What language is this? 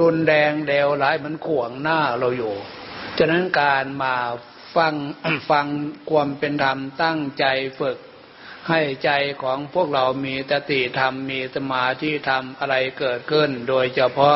Thai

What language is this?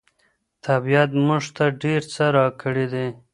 Pashto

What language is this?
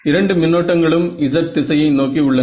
Tamil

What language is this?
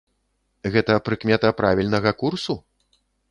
Belarusian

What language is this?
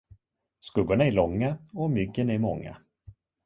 Swedish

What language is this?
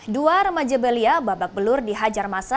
Indonesian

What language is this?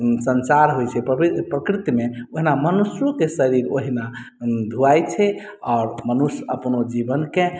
Maithili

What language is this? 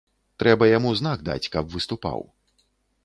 Belarusian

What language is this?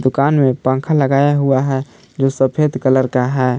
Hindi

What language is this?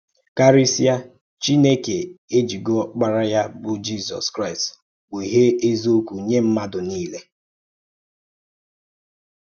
Igbo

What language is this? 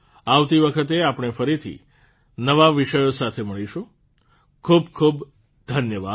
Gujarati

